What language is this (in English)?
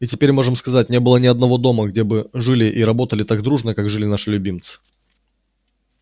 Russian